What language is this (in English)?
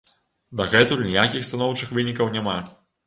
Belarusian